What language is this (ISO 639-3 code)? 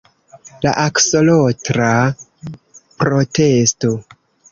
epo